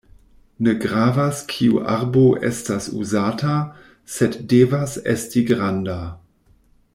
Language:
Esperanto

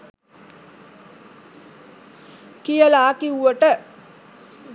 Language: Sinhala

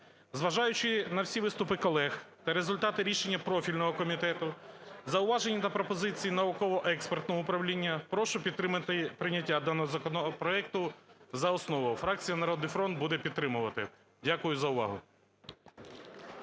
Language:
Ukrainian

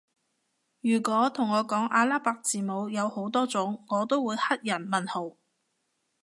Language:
Cantonese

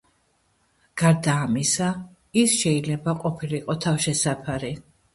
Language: Georgian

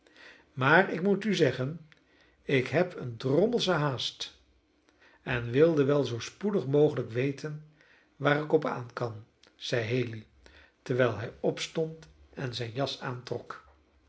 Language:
Dutch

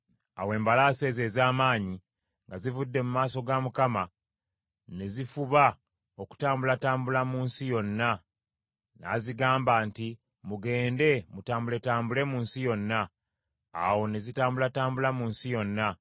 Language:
Ganda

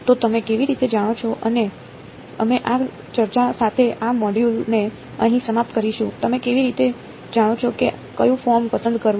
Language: Gujarati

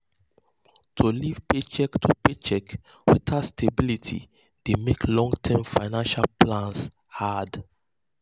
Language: Nigerian Pidgin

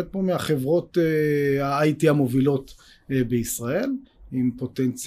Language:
Hebrew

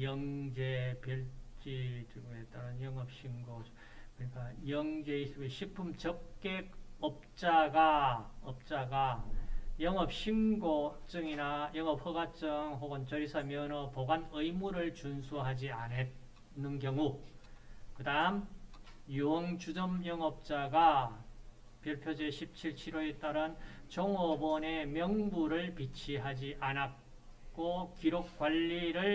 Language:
Korean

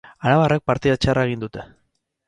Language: Basque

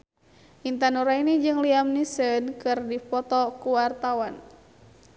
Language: Sundanese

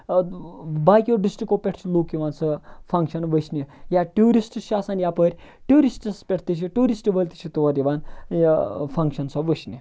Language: Kashmiri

